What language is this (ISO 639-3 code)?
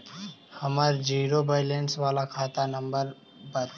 mag